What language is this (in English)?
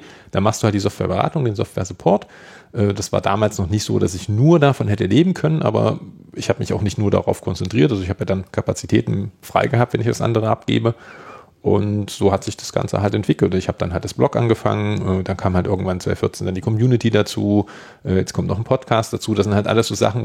German